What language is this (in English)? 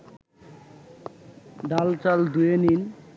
Bangla